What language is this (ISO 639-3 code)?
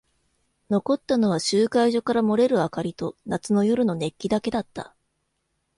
jpn